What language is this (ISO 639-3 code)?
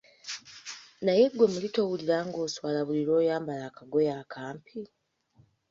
lug